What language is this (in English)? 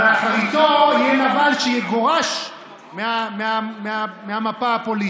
Hebrew